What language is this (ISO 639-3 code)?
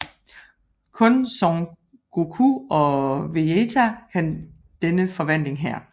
dan